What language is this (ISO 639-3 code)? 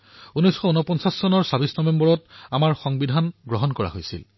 asm